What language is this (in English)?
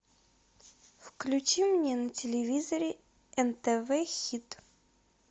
Russian